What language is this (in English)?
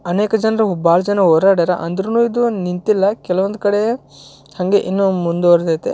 Kannada